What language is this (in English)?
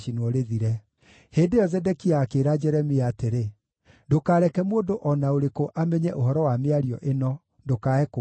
Kikuyu